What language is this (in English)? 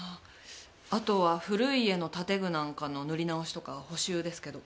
Japanese